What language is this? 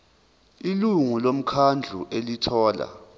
Zulu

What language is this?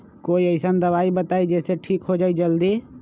Magahi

